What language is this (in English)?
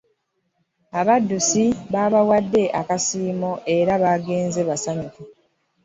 Ganda